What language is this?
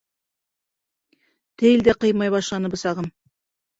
Bashkir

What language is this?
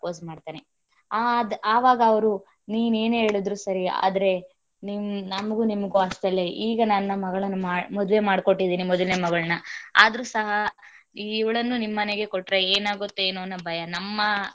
Kannada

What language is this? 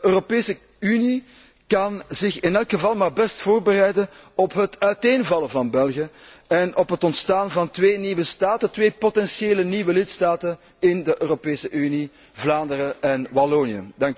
Dutch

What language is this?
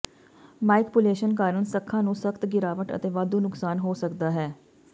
Punjabi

